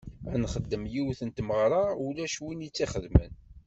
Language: Kabyle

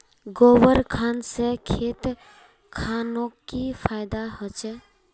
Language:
Magahi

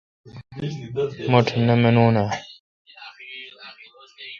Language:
Kalkoti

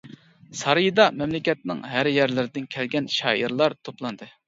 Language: Uyghur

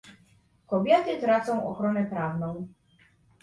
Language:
Polish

